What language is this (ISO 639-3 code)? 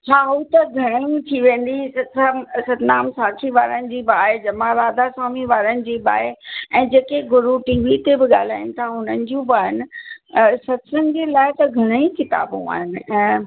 snd